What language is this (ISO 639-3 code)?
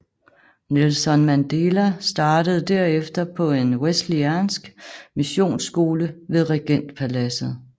dan